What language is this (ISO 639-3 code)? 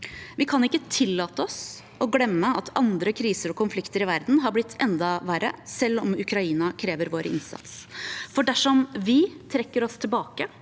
nor